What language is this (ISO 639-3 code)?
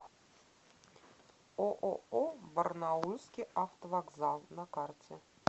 rus